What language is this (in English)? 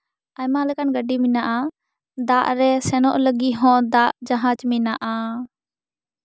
Santali